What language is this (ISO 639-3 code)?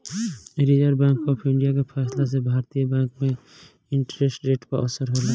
bho